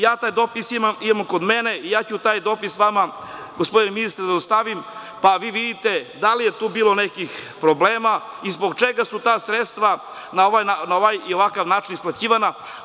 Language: Serbian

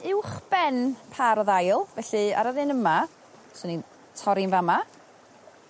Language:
Welsh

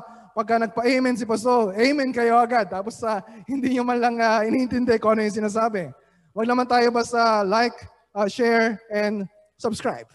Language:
Filipino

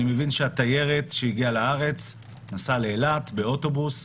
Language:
Hebrew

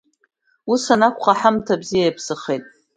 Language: Abkhazian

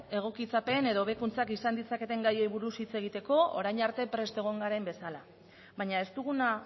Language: Basque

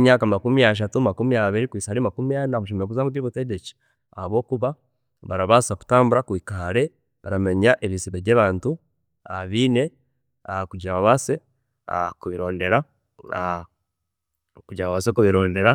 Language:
Chiga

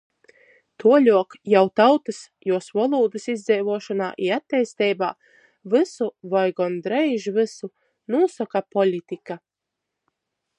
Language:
Latgalian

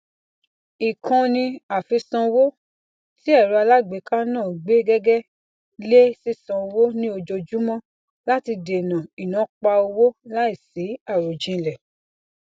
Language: Yoruba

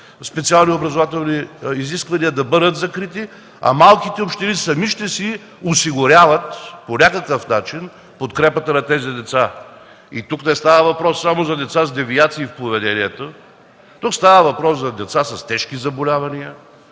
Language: Bulgarian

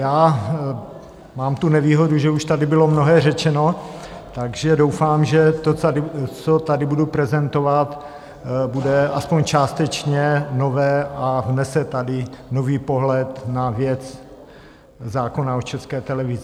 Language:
Czech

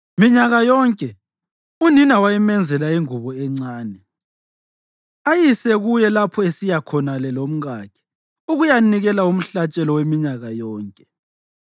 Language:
North Ndebele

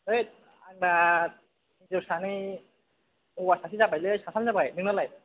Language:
Bodo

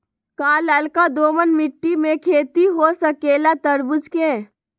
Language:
Magahi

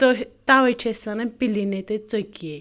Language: Kashmiri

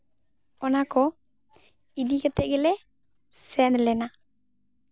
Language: Santali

